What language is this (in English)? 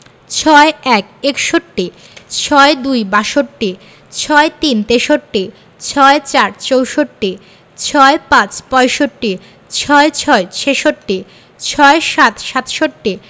Bangla